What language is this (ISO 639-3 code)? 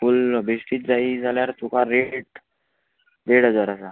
kok